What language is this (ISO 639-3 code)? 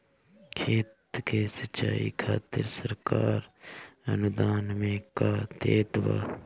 bho